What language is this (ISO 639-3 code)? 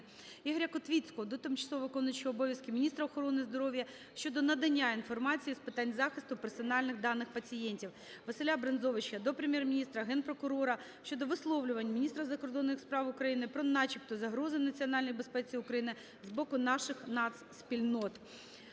ukr